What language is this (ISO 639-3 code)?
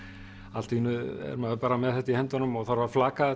isl